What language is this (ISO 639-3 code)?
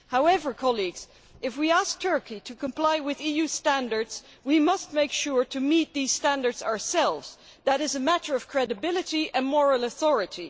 eng